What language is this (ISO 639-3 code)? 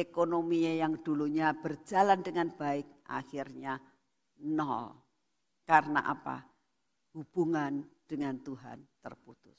ind